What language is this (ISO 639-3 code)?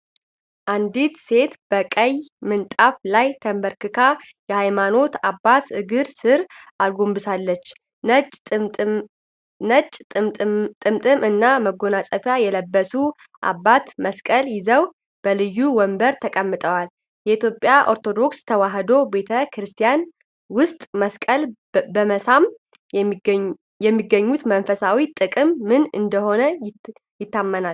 amh